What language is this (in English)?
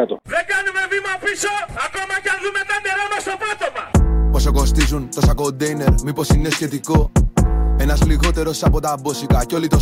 Greek